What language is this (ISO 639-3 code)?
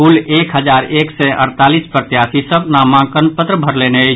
mai